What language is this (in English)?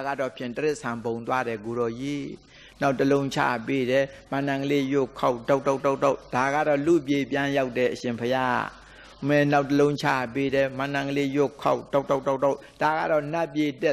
Thai